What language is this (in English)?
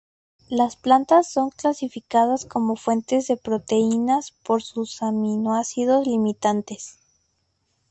Spanish